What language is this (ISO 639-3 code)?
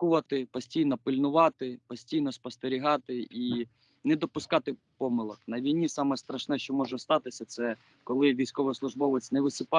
ukr